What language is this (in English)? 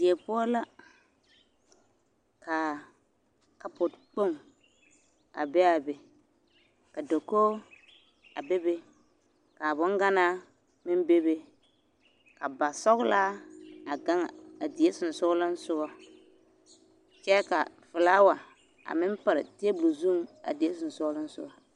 Southern Dagaare